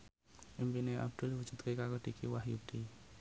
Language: Javanese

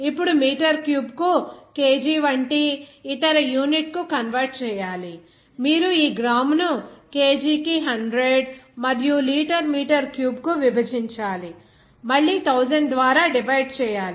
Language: Telugu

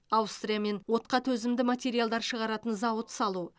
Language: Kazakh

